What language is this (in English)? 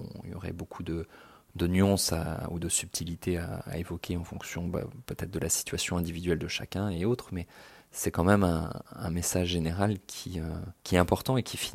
French